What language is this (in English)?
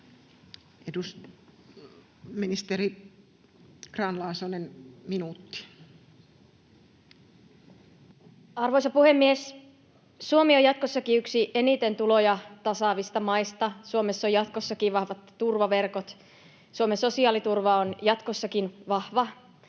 Finnish